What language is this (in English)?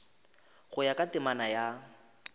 Northern Sotho